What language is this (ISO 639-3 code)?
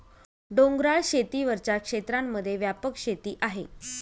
mar